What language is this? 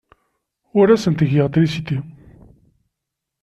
Kabyle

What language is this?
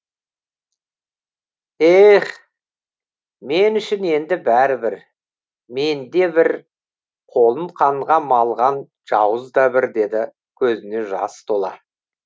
Kazakh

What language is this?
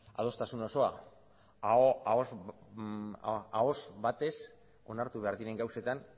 Basque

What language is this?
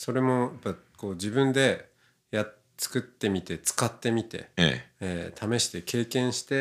Japanese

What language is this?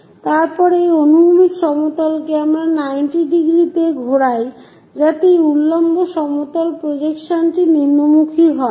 Bangla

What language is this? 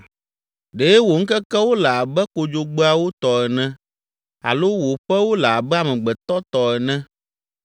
Ewe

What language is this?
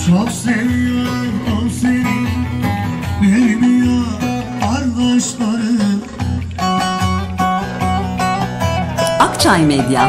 Turkish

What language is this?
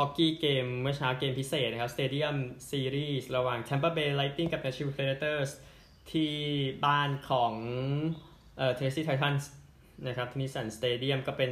Thai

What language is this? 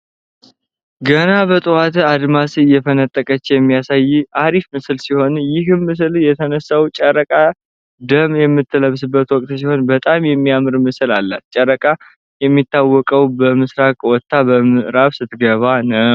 Amharic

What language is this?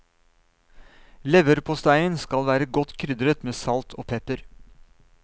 Norwegian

